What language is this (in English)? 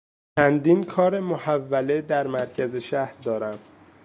Persian